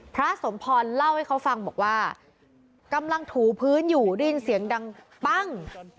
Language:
Thai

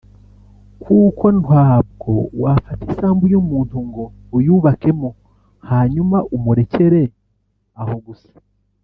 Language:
Kinyarwanda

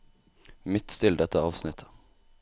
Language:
Norwegian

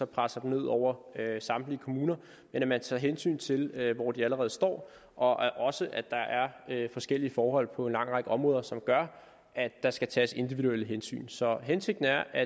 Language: Danish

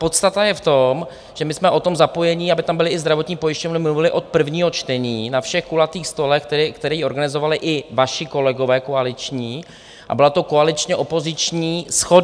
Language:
Czech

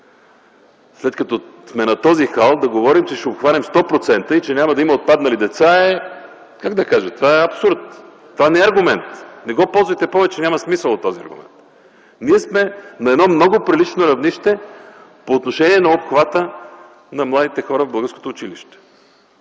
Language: Bulgarian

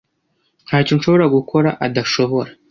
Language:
Kinyarwanda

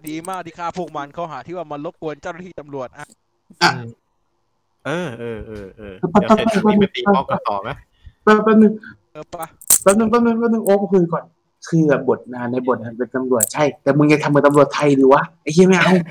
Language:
Thai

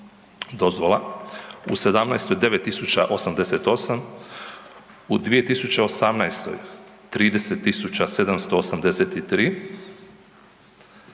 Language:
Croatian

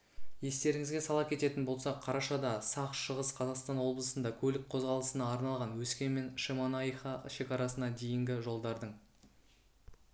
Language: Kazakh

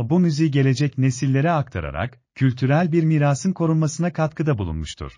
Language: Turkish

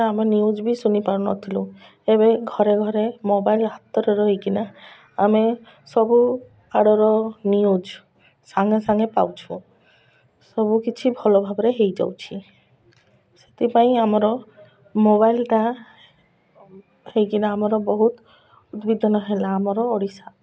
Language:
Odia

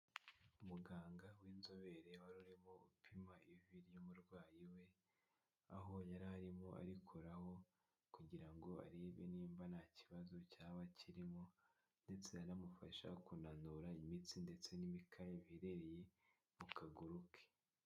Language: Kinyarwanda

